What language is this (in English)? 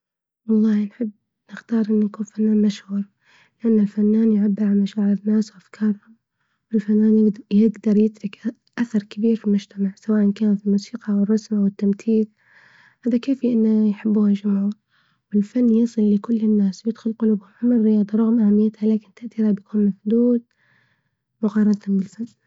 Libyan Arabic